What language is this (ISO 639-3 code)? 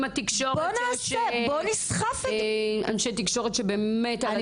heb